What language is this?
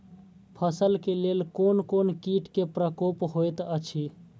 Maithili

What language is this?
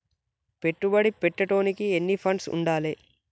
Telugu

